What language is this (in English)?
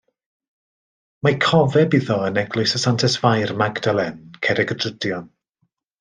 Welsh